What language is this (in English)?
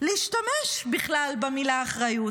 Hebrew